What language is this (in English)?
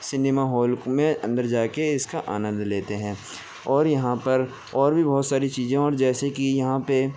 Urdu